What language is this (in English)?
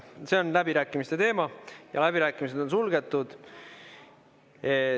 Estonian